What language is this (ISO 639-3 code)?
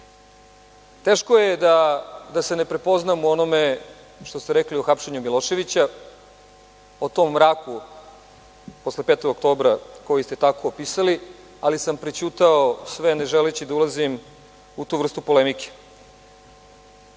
srp